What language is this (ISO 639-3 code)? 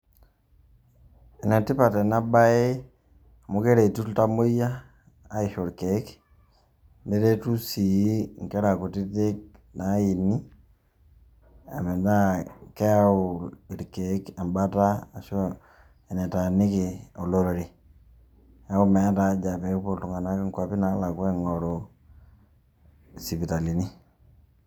mas